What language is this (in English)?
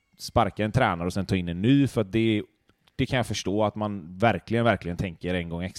Swedish